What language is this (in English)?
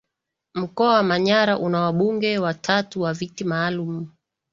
Swahili